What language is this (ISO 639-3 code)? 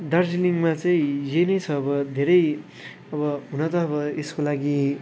nep